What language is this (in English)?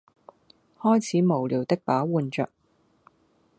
Cantonese